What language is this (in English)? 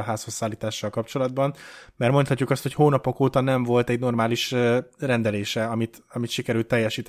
Hungarian